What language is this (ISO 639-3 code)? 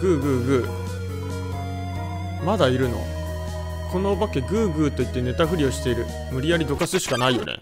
jpn